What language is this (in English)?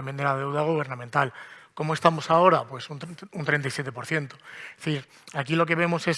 Spanish